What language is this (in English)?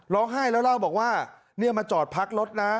Thai